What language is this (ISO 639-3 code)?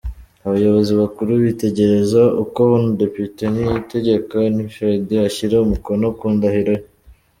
kin